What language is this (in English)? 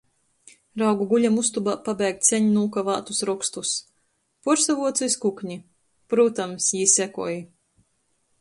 Latgalian